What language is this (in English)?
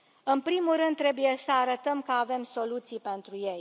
Romanian